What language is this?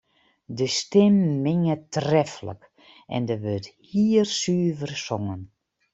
Western Frisian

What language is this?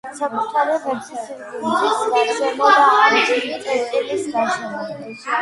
Georgian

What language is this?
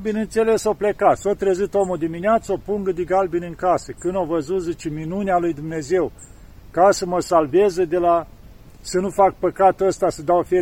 Romanian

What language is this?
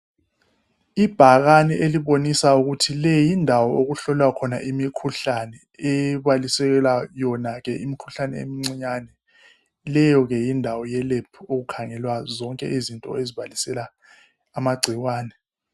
North Ndebele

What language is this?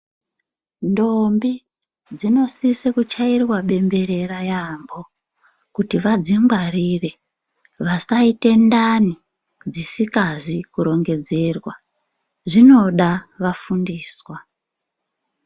Ndau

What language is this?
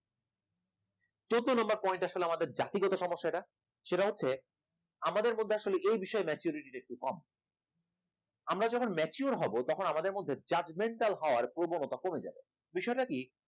Bangla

